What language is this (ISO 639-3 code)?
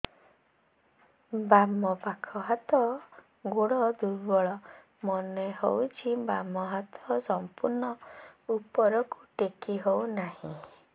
ori